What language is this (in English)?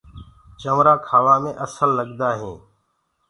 Gurgula